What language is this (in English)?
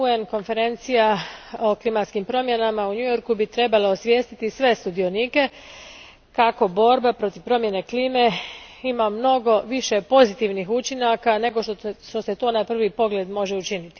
Croatian